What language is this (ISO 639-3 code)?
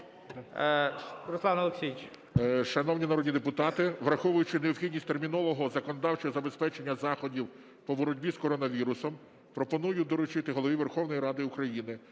ukr